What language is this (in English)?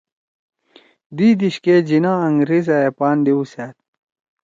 Torwali